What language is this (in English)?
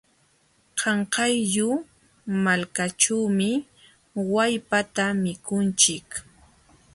Jauja Wanca Quechua